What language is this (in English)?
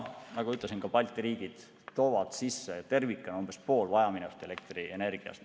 Estonian